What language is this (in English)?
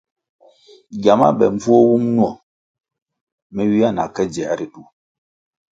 Kwasio